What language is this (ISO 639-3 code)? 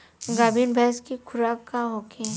bho